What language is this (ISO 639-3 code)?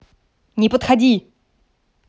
rus